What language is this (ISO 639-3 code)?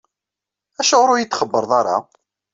kab